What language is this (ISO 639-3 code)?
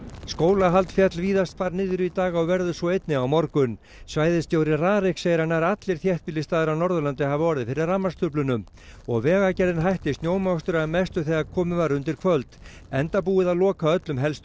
isl